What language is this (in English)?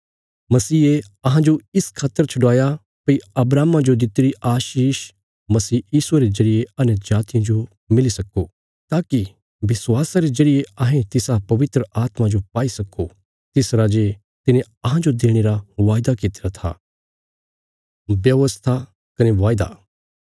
Bilaspuri